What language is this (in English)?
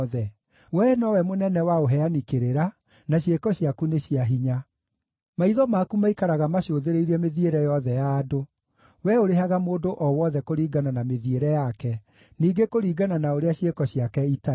Kikuyu